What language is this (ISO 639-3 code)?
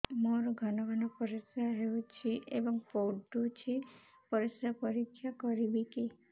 ori